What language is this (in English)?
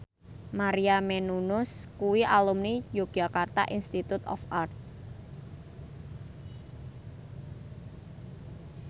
Javanese